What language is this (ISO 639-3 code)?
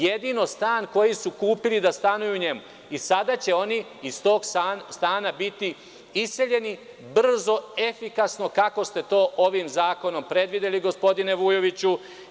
srp